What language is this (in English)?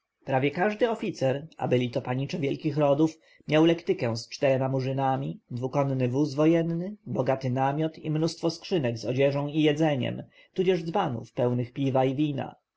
Polish